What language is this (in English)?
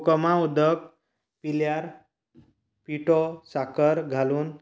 Konkani